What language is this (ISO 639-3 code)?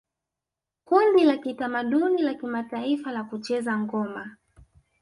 swa